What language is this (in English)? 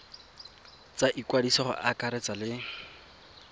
Tswana